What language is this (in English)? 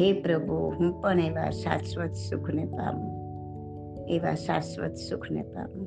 Gujarati